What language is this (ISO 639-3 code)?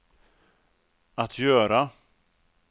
swe